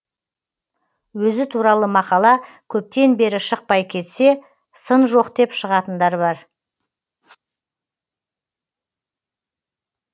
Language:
Kazakh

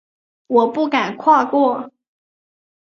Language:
Chinese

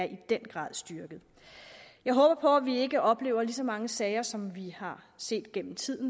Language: Danish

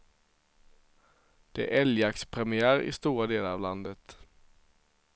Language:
Swedish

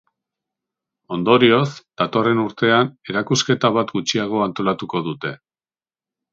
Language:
Basque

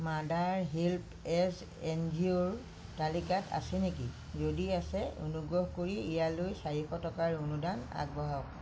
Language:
Assamese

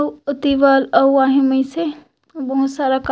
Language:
Chhattisgarhi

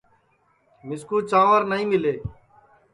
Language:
Sansi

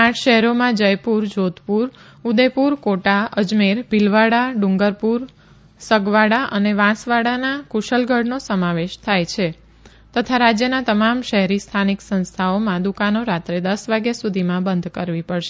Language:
Gujarati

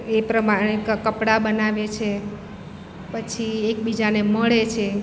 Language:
Gujarati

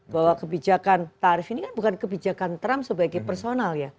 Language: Indonesian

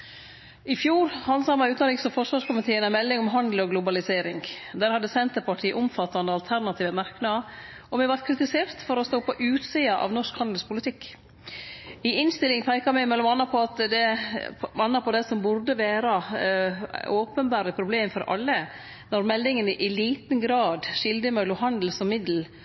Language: Norwegian Nynorsk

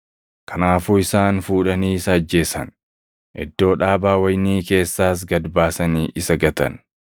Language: Oromo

